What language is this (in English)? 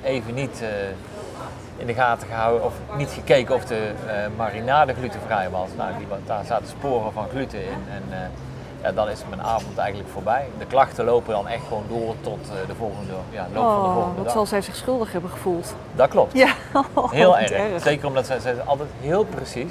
Dutch